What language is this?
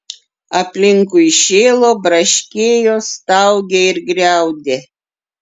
Lithuanian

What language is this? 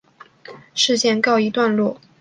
Chinese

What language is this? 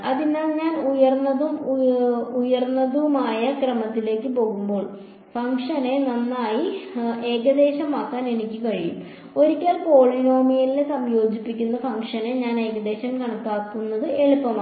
Malayalam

